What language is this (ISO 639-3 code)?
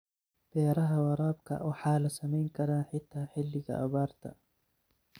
som